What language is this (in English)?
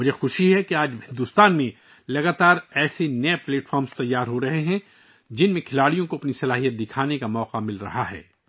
Urdu